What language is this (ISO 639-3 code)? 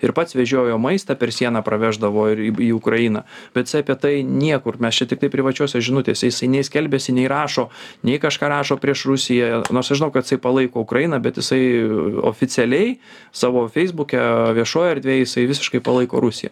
lit